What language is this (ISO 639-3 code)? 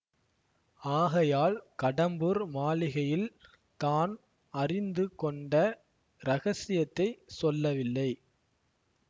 tam